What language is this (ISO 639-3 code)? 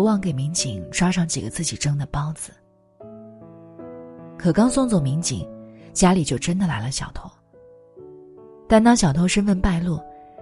zho